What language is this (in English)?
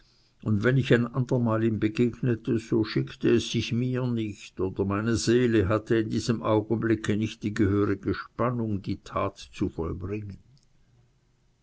German